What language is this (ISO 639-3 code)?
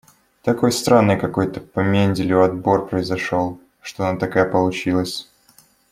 rus